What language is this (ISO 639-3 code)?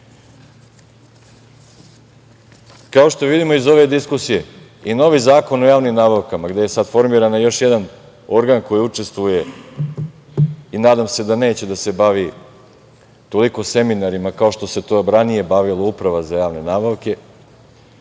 srp